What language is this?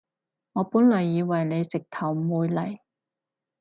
Cantonese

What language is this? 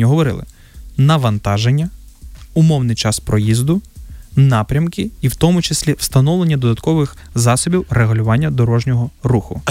Ukrainian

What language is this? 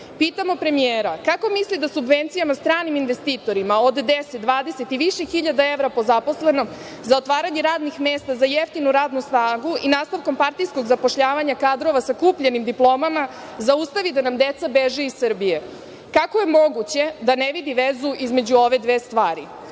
Serbian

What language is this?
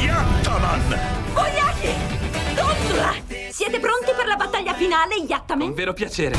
Italian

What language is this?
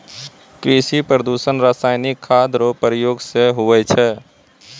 Maithili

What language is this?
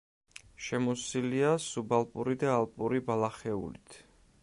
Georgian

